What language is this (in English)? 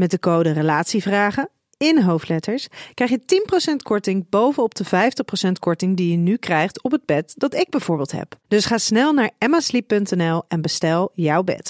Dutch